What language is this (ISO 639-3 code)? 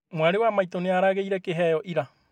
kik